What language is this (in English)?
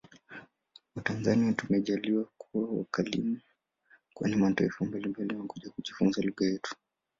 Swahili